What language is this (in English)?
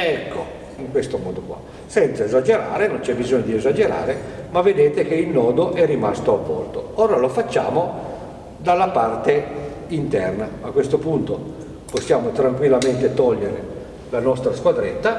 Italian